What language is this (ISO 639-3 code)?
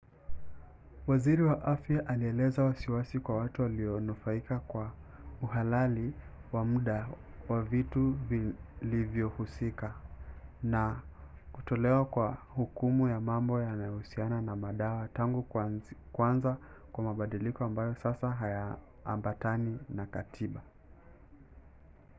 swa